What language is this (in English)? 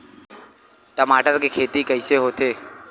Chhattisgarhi